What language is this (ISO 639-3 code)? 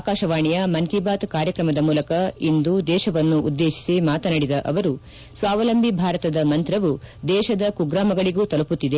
kan